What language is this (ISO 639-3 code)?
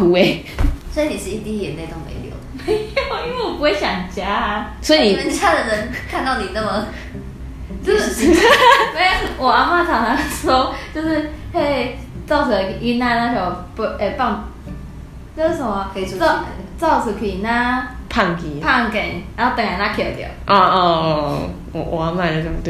zho